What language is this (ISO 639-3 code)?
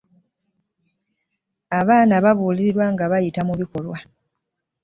lug